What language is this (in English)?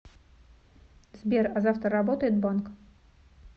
Russian